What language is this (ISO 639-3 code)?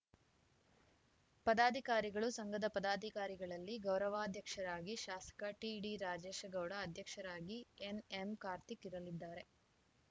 kan